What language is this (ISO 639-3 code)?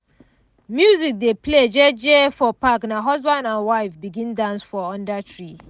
pcm